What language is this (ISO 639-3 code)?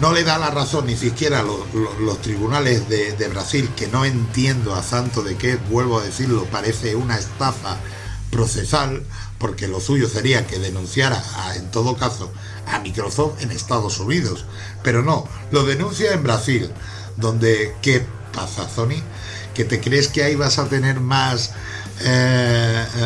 spa